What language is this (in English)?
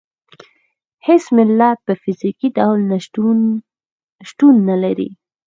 Pashto